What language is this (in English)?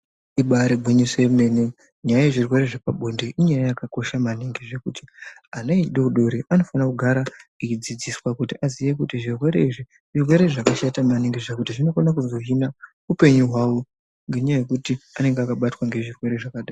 Ndau